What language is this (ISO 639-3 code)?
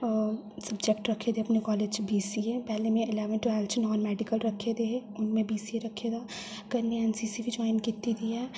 doi